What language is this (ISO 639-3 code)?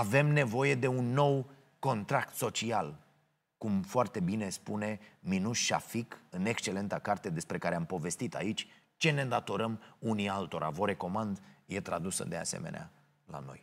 ron